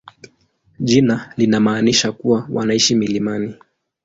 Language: Swahili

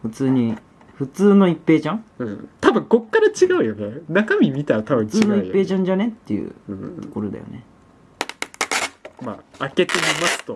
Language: Japanese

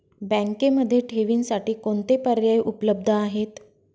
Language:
Marathi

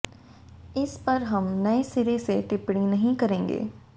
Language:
Hindi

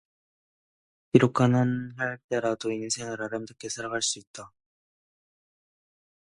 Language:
Korean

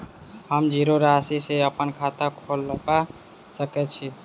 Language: Maithili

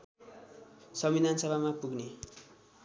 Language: Nepali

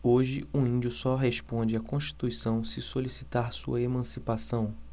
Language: Portuguese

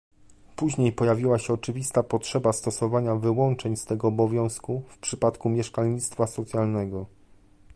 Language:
Polish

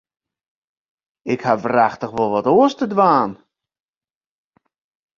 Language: Western Frisian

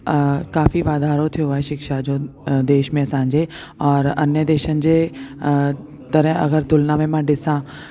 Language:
Sindhi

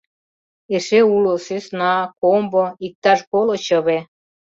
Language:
Mari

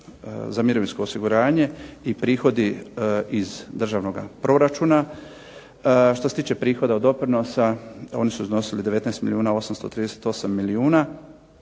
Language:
Croatian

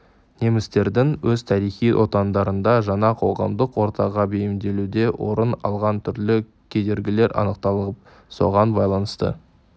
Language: Kazakh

